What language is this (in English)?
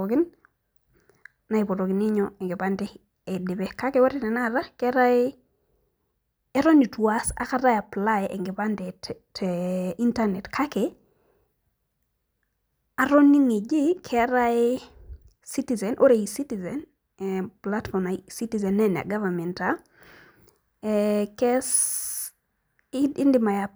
Masai